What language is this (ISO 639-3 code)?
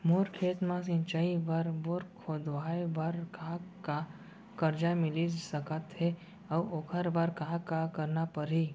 hne